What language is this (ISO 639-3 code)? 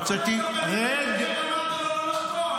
heb